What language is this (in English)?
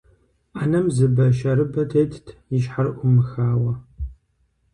Kabardian